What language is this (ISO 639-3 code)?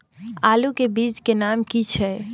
mai